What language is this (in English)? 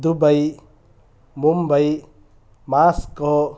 Sanskrit